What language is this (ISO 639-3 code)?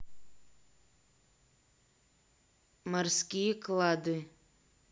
rus